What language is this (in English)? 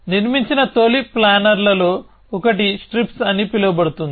Telugu